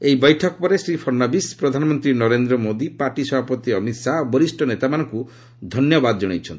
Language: Odia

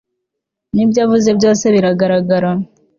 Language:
Kinyarwanda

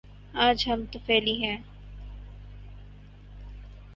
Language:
Urdu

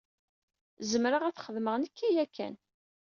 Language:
Kabyle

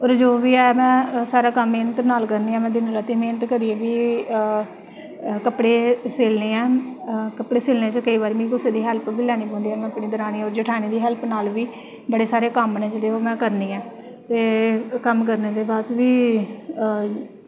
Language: Dogri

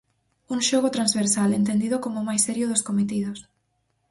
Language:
Galician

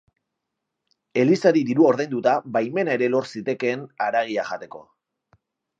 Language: Basque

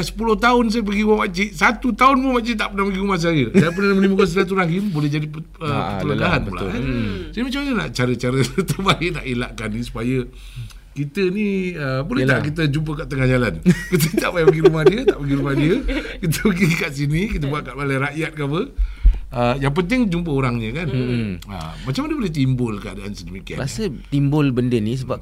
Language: Malay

